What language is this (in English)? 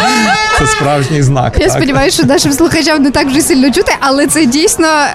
Ukrainian